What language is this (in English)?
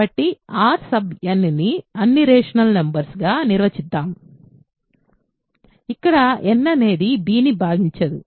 Telugu